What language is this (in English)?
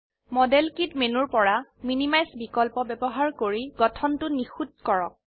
Assamese